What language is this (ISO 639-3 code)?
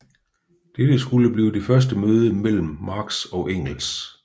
dan